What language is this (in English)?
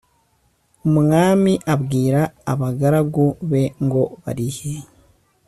Kinyarwanda